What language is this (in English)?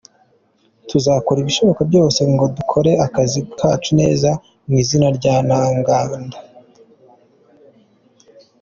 Kinyarwanda